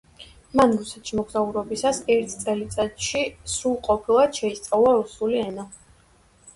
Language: Georgian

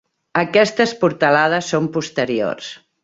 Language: Catalan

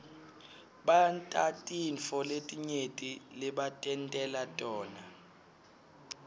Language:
Swati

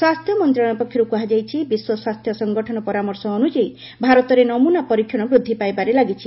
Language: Odia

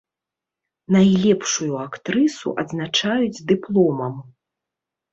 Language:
Belarusian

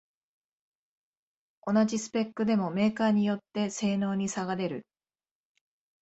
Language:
Japanese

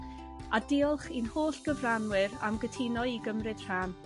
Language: Welsh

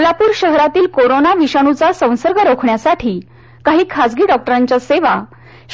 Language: Marathi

